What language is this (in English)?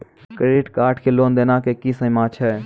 Maithili